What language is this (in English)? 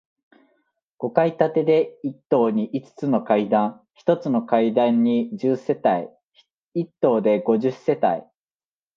Japanese